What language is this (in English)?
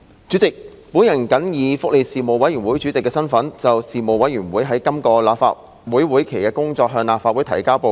Cantonese